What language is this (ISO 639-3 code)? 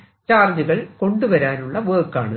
mal